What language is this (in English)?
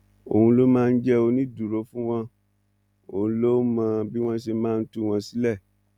Yoruba